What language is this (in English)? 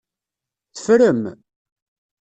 Kabyle